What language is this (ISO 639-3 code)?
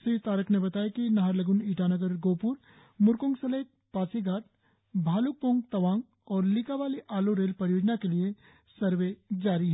hin